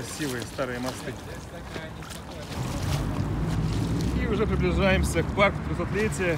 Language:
Russian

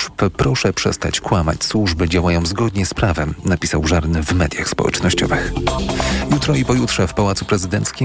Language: Polish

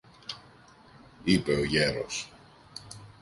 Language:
Greek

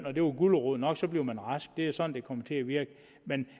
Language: Danish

